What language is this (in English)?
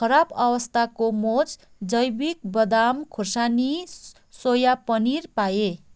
Nepali